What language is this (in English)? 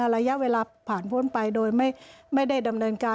Thai